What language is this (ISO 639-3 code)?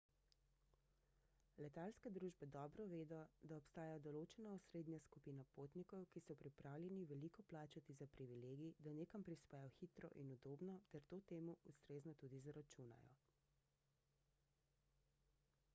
slv